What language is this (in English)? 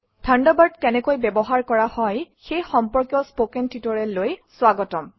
Assamese